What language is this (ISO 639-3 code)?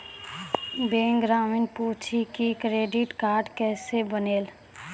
mai